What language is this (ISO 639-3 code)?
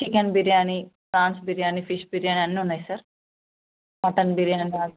tel